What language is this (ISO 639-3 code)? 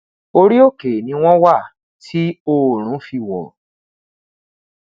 yor